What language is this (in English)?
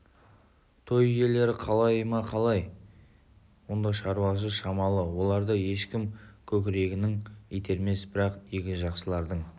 Kazakh